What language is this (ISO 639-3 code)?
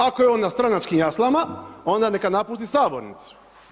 hrv